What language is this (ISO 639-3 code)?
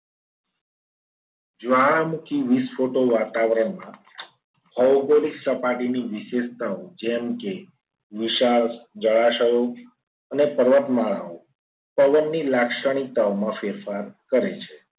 guj